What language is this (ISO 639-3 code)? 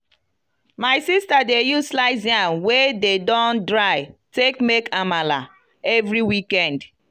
pcm